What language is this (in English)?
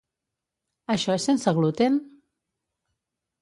Catalan